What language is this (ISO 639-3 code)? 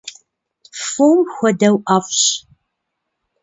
kbd